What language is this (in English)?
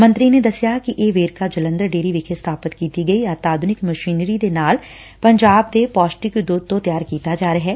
Punjabi